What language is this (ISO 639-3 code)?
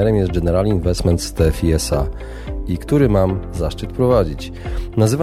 pol